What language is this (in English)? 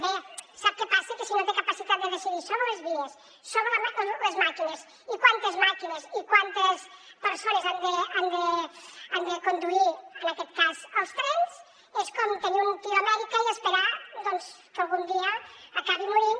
Catalan